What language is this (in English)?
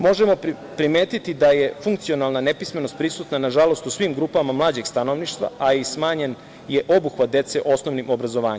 Serbian